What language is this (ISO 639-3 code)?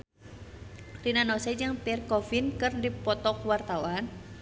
sun